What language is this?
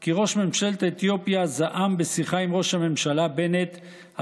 Hebrew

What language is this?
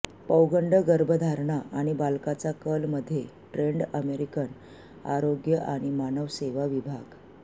Marathi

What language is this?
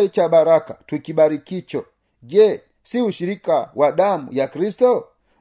Swahili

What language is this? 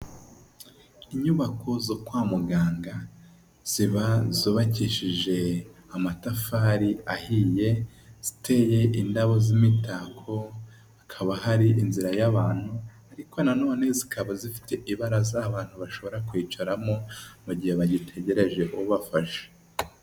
Kinyarwanda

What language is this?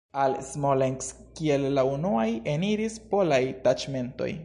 Esperanto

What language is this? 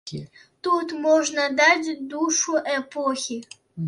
Belarusian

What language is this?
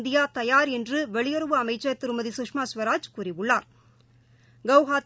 Tamil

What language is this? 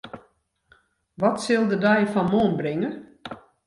Western Frisian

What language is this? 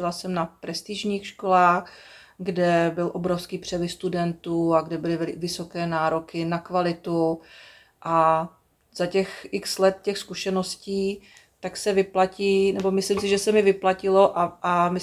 Czech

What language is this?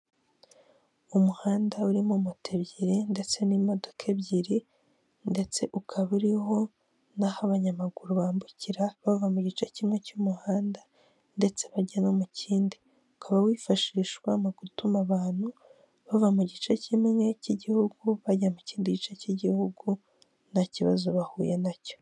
Kinyarwanda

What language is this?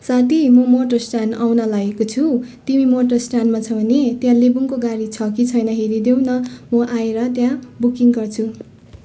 Nepali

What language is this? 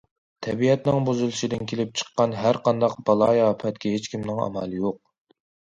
Uyghur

